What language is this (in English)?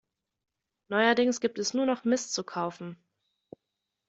German